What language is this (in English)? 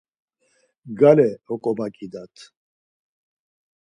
Laz